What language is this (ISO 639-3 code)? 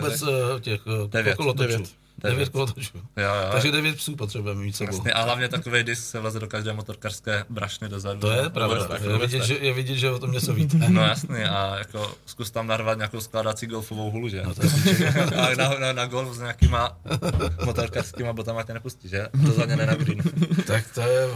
ces